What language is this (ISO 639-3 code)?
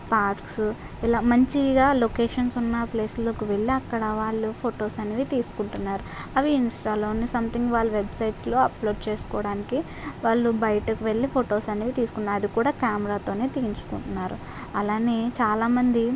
tel